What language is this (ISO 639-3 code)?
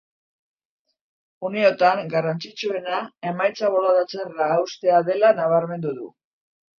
eus